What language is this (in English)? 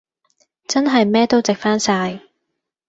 Cantonese